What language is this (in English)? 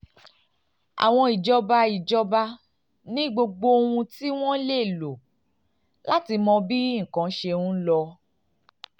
Yoruba